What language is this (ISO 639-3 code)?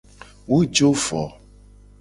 gej